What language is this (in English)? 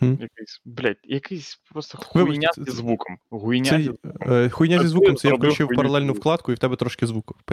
Ukrainian